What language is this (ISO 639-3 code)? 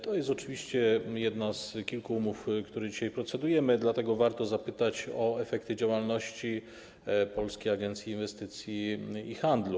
pol